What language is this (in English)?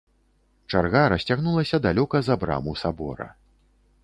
Belarusian